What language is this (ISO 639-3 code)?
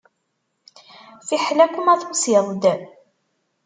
kab